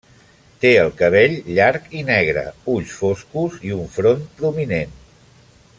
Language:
Catalan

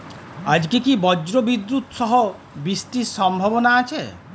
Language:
Bangla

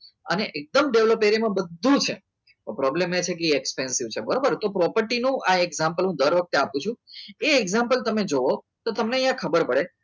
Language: Gujarati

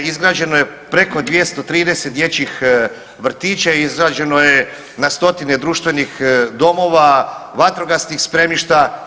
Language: Croatian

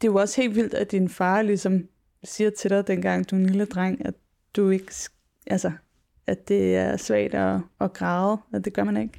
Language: Danish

